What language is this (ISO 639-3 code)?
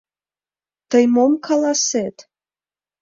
chm